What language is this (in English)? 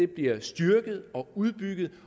Danish